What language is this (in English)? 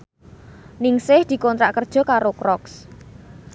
Javanese